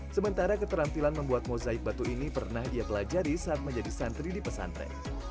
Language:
Indonesian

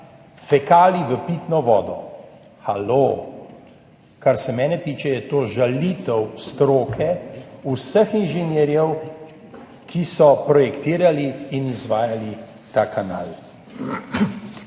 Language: Slovenian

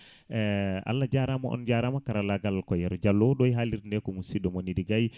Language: Fula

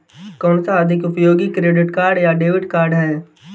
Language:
Hindi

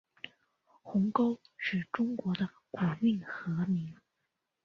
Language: Chinese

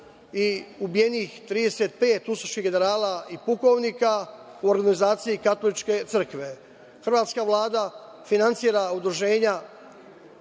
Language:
Serbian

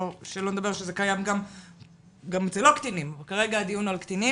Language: Hebrew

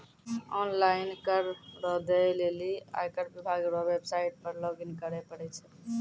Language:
Maithili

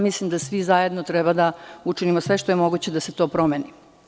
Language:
Serbian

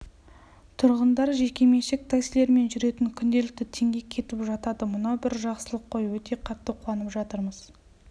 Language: Kazakh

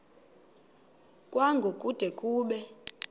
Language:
Xhosa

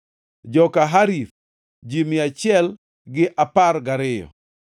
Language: Luo (Kenya and Tanzania)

